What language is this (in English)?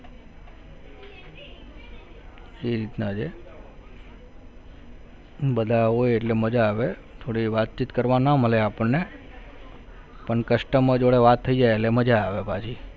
Gujarati